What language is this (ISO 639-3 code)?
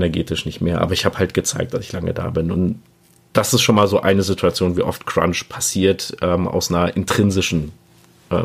deu